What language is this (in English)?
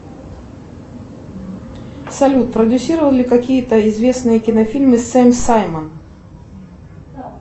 Russian